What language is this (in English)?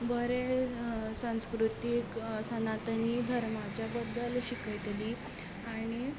Konkani